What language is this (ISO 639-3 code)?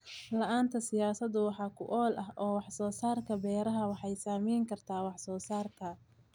som